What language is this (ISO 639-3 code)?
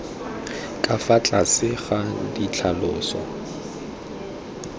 tsn